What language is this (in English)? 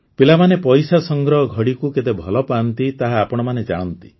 Odia